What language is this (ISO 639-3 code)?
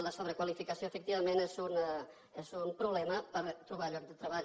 cat